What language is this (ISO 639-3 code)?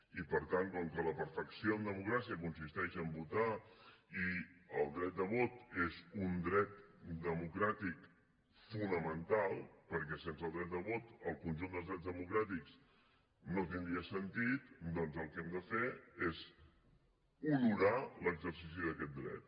cat